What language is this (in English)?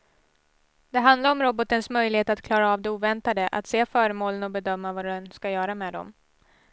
Swedish